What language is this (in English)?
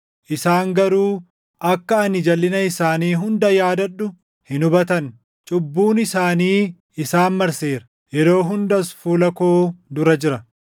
Oromo